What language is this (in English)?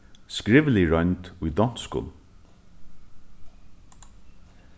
Faroese